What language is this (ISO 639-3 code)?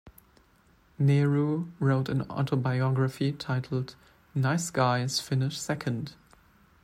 eng